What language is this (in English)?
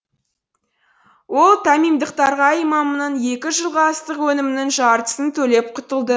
Kazakh